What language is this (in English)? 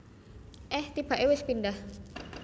Javanese